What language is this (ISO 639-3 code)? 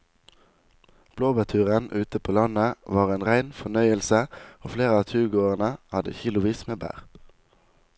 nor